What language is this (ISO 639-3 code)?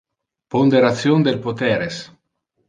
ina